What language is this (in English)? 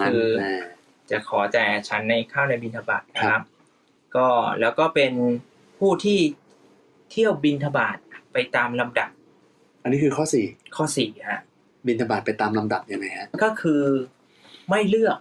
Thai